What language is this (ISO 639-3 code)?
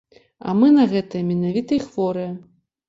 bel